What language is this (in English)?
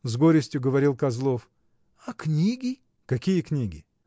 Russian